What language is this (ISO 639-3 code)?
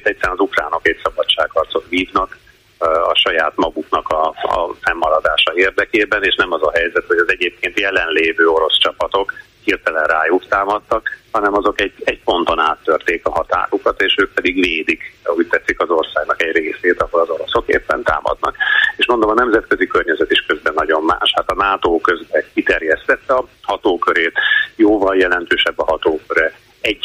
hun